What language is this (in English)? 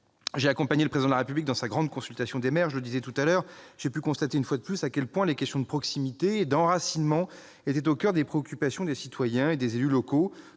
French